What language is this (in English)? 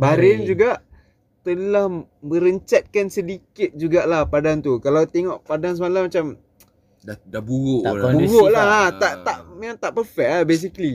Malay